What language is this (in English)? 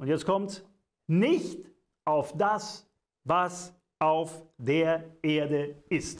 German